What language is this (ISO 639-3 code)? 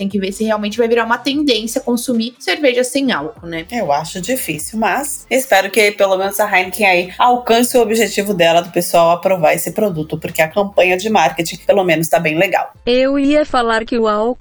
por